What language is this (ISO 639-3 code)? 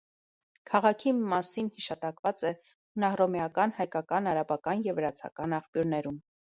hye